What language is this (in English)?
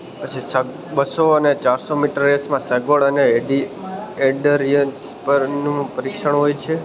Gujarati